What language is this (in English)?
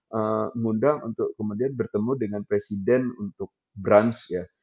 Indonesian